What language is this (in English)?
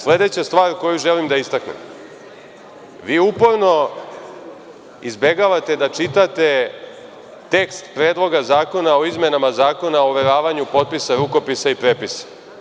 Serbian